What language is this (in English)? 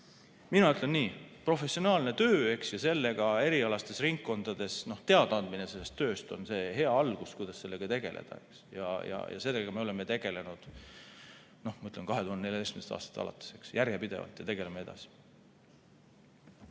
Estonian